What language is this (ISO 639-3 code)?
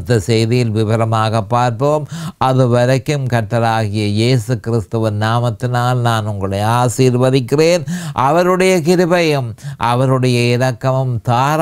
tam